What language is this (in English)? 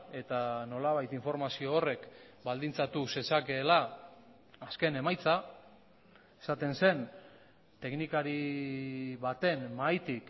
Basque